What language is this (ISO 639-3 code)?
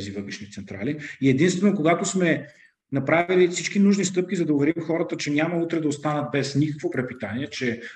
bul